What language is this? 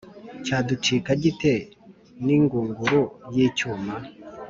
Kinyarwanda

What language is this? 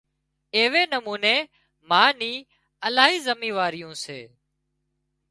Wadiyara Koli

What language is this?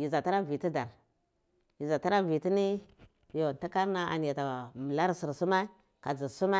Cibak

